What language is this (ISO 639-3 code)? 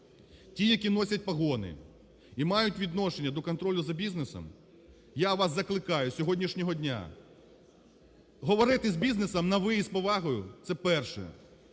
ukr